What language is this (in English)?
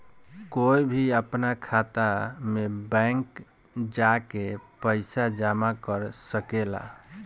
Bhojpuri